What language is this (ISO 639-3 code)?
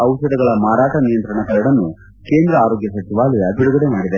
kan